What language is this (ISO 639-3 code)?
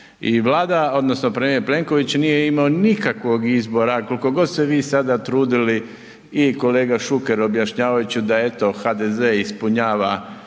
hrv